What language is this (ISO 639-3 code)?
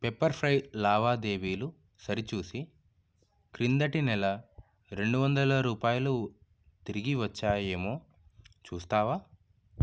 tel